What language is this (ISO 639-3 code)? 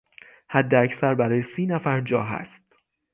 fas